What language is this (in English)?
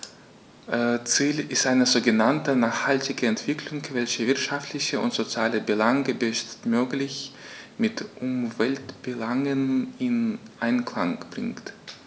German